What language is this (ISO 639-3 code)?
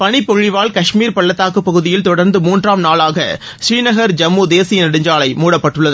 tam